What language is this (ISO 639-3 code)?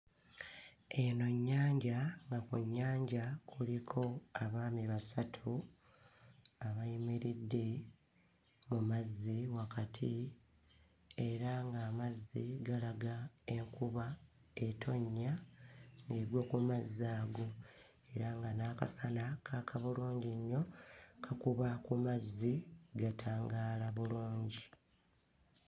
lug